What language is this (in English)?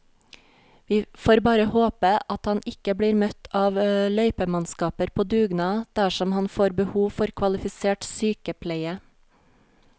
Norwegian